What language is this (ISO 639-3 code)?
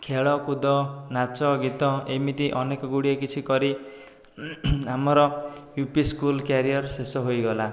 ori